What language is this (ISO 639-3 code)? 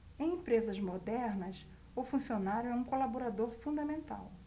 por